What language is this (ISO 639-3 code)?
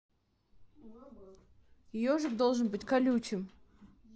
rus